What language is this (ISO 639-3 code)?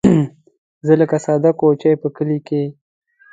pus